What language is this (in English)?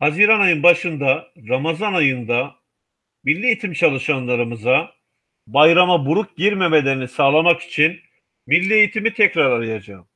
Turkish